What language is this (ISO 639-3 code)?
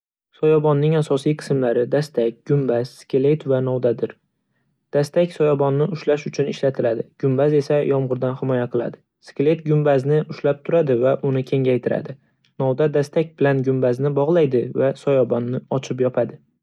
uzb